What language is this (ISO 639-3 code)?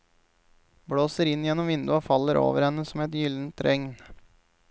nor